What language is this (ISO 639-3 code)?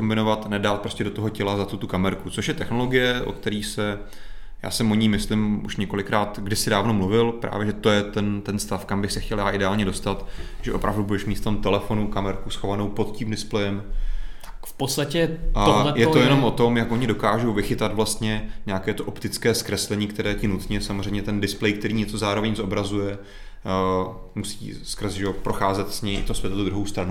ces